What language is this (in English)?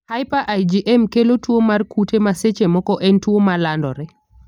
Luo (Kenya and Tanzania)